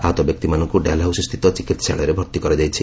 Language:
Odia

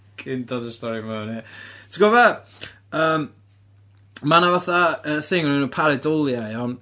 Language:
Welsh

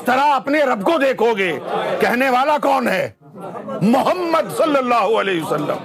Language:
Urdu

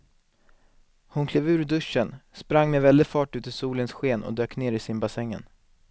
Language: Swedish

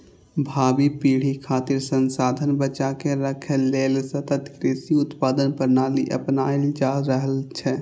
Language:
Maithili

